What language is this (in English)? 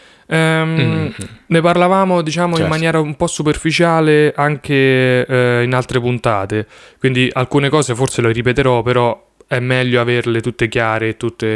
Italian